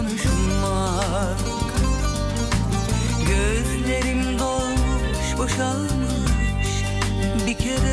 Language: Turkish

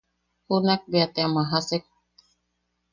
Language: Yaqui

